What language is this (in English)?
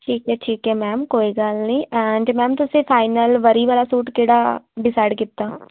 Punjabi